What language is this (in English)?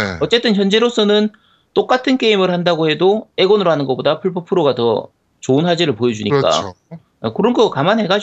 Korean